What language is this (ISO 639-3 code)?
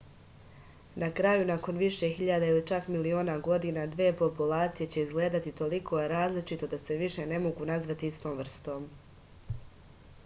srp